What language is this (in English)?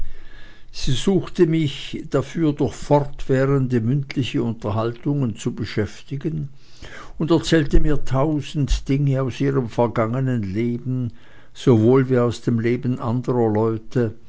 German